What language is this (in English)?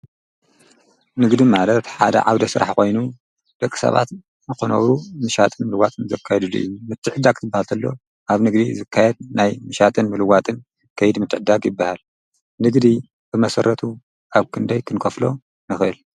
Tigrinya